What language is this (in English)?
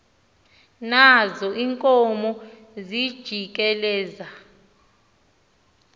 Xhosa